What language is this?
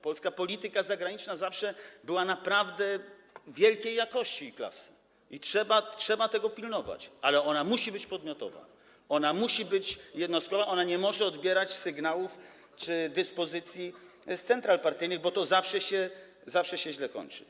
Polish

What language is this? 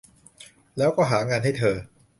Thai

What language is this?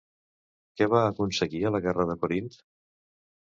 Catalan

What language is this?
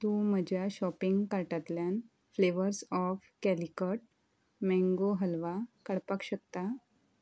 Konkani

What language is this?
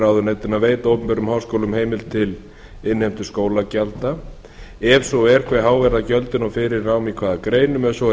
Icelandic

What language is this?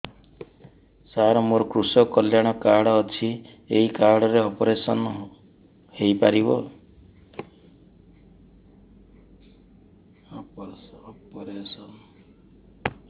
Odia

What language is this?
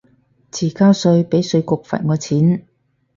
Cantonese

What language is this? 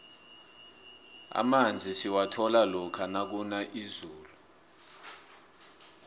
South Ndebele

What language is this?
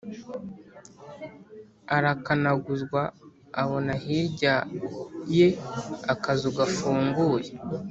Kinyarwanda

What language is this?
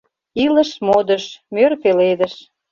Mari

